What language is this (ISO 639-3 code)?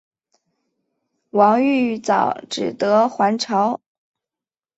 zho